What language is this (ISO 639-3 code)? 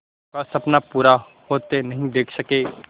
hin